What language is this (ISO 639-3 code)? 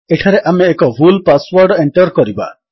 ori